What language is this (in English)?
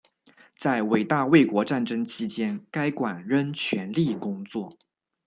Chinese